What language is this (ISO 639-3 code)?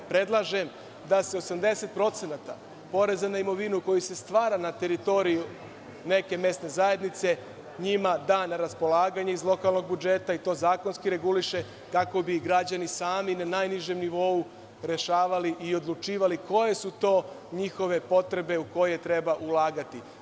srp